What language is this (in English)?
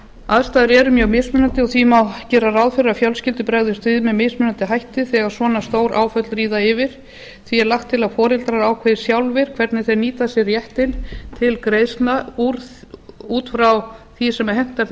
Icelandic